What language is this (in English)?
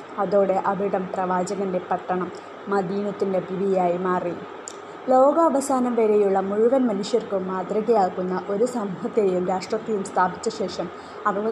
Malayalam